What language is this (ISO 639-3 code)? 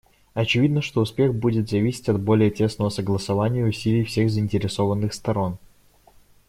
rus